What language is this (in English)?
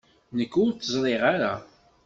Kabyle